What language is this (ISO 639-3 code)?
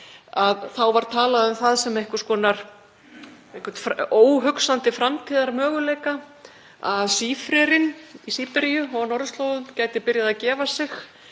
isl